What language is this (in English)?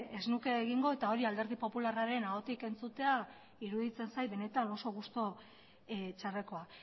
Basque